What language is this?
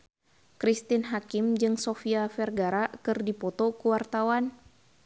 Sundanese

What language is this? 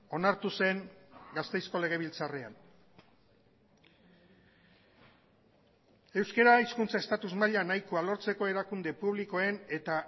Basque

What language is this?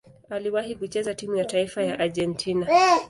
Swahili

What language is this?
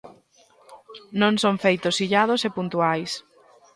Galician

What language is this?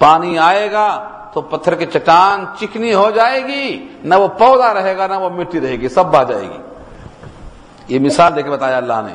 Urdu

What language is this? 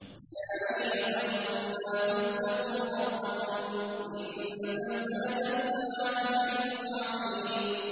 Arabic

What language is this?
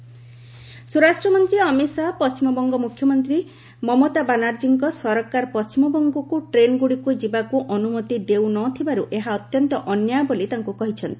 Odia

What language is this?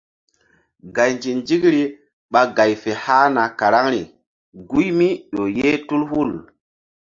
Mbum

